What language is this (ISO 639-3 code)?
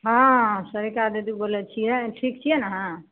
mai